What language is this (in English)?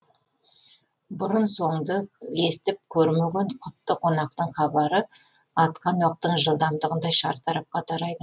Kazakh